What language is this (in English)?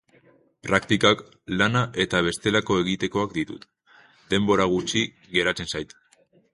Basque